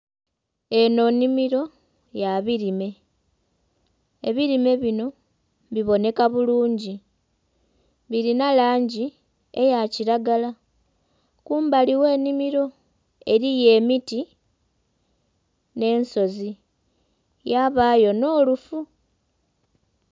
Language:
Soga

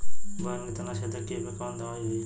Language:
Bhojpuri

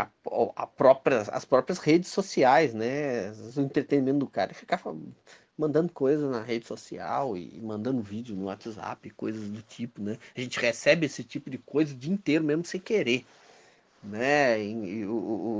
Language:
Portuguese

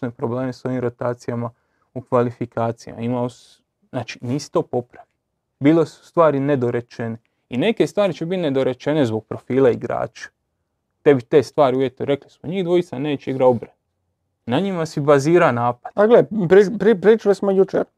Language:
Croatian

